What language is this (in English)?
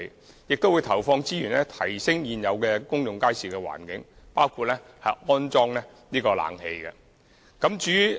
Cantonese